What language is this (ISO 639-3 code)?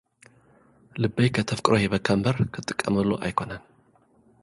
tir